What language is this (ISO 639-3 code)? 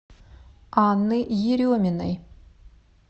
rus